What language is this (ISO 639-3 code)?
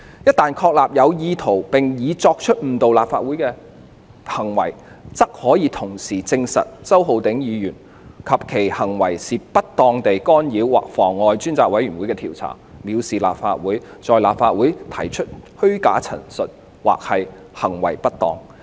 yue